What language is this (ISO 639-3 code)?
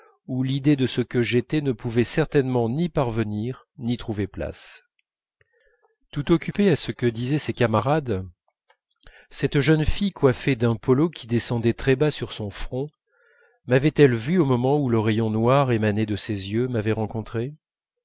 fra